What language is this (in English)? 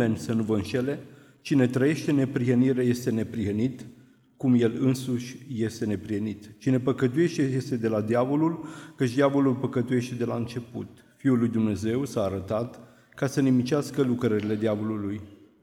Romanian